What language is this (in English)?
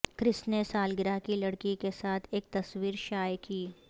Urdu